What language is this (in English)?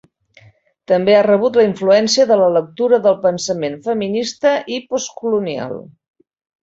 Catalan